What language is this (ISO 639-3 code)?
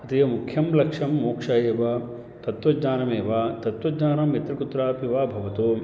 san